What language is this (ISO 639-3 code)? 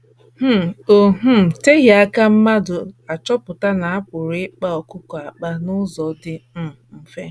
ibo